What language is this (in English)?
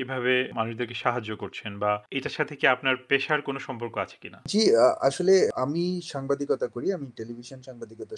Bangla